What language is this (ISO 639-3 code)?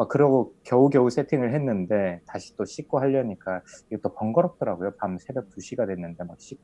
kor